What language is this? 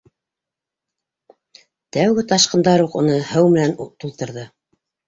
Bashkir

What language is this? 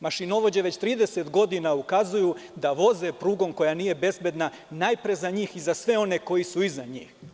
Serbian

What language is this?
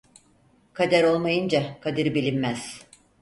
Turkish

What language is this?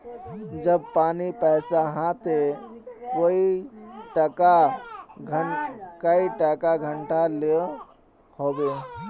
Magahi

